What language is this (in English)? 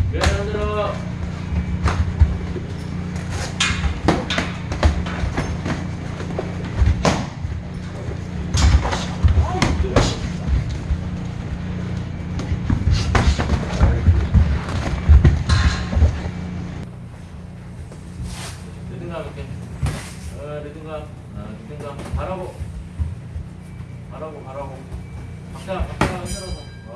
Korean